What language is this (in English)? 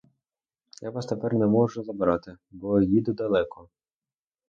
Ukrainian